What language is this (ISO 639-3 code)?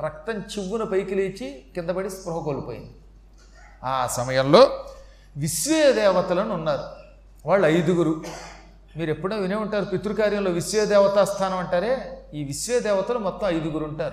tel